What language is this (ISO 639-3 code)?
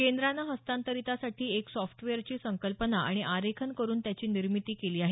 mar